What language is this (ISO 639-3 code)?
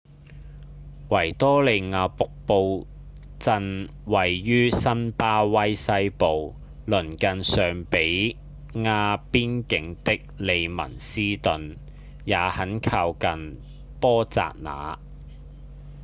yue